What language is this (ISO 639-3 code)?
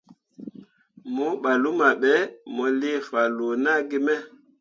mua